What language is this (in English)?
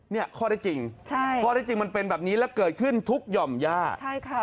Thai